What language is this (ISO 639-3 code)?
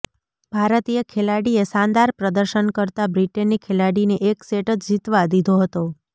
guj